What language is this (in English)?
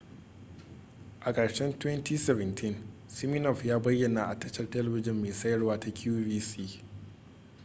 Hausa